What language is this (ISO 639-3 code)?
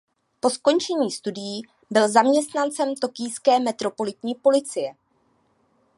ces